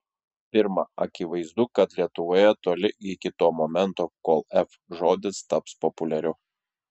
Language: Lithuanian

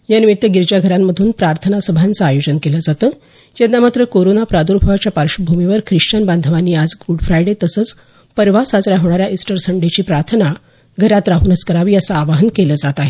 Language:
Marathi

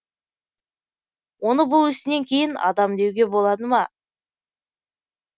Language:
Kazakh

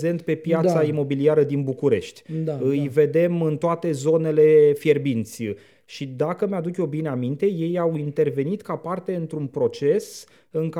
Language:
Romanian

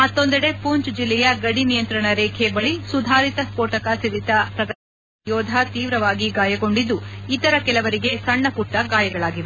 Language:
Kannada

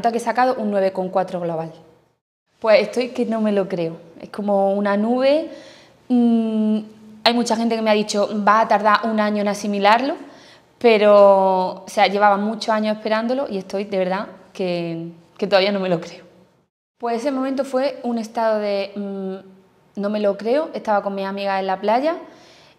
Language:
Spanish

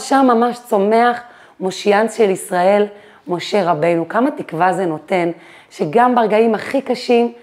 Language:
Hebrew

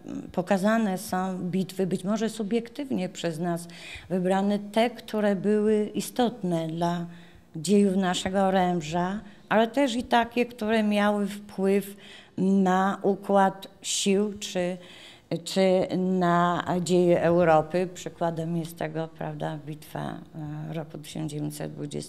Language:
Polish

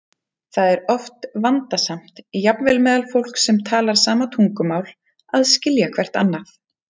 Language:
Icelandic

